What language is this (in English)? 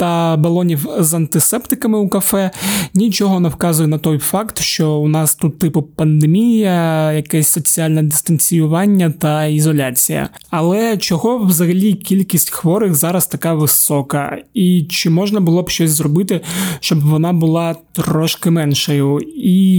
Ukrainian